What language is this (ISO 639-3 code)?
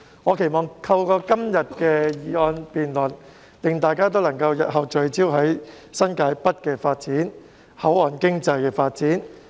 yue